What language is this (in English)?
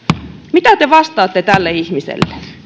Finnish